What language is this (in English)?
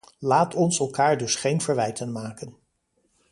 Dutch